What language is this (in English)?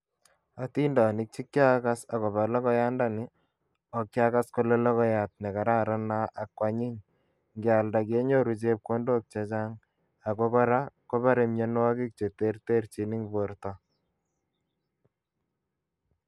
Kalenjin